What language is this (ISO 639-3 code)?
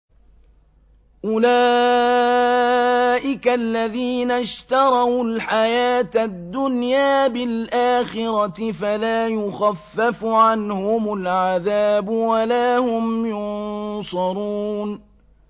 ara